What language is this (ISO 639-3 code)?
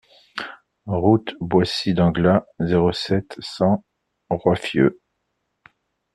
fra